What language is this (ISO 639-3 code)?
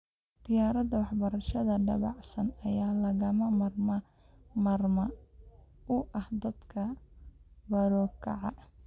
som